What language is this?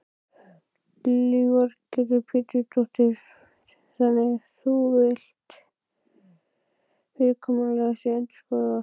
Icelandic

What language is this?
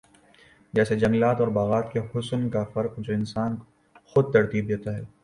Urdu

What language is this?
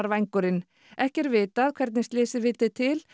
Icelandic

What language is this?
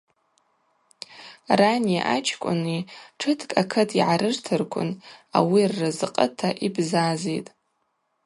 Abaza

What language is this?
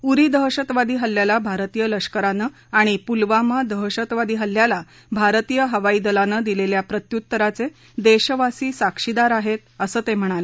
Marathi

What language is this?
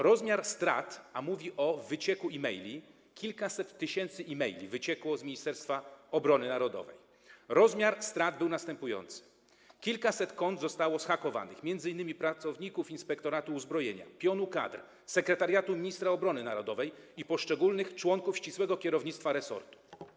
Polish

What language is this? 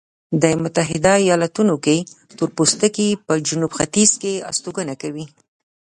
Pashto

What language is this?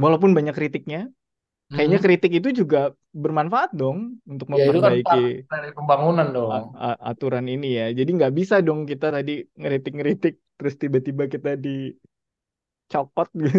Indonesian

